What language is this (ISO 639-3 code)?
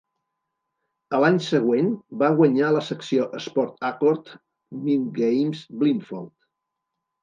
cat